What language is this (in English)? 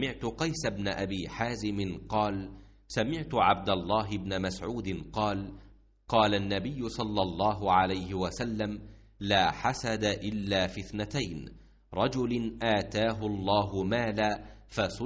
Arabic